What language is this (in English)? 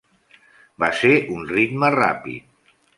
Catalan